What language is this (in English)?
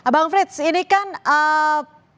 Indonesian